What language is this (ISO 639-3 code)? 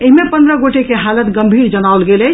mai